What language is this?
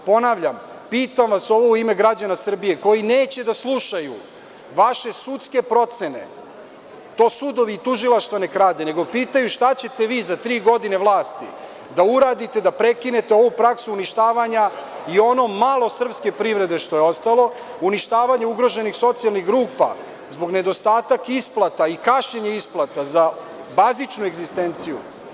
Serbian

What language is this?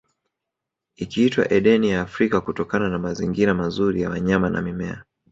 Swahili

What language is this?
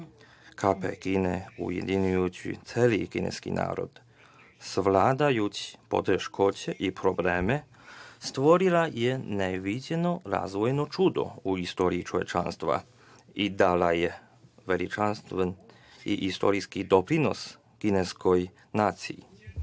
Serbian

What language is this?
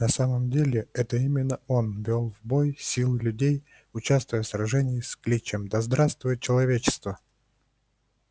Russian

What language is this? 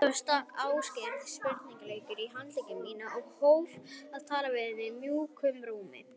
Icelandic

